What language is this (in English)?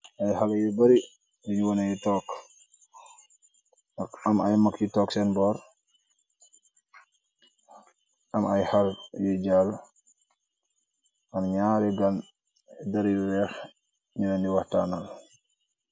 Wolof